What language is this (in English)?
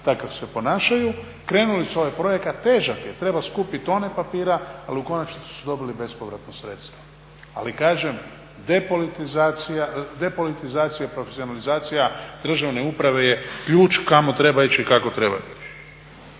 Croatian